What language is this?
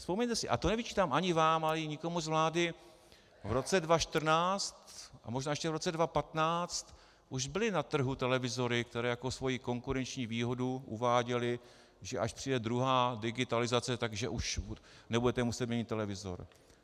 Czech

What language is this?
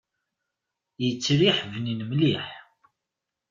Kabyle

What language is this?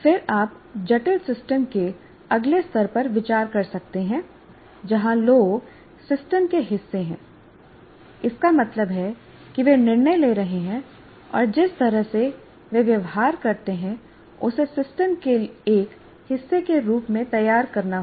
Hindi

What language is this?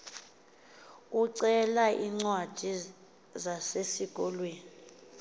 Xhosa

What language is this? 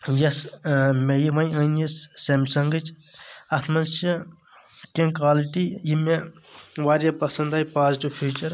Kashmiri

